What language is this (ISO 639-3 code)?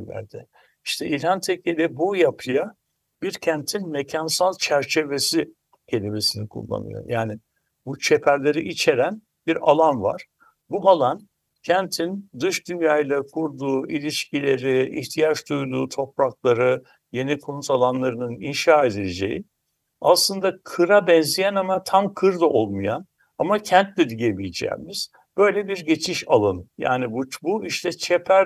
tur